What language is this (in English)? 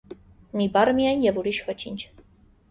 Armenian